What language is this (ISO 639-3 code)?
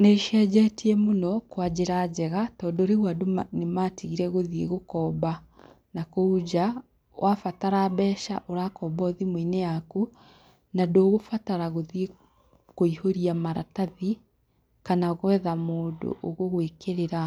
kik